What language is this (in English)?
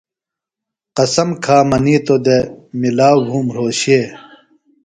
Phalura